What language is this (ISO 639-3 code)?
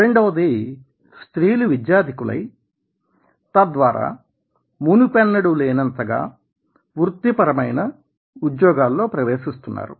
tel